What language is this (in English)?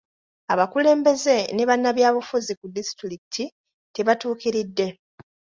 Ganda